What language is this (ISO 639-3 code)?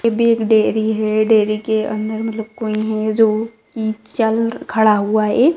mag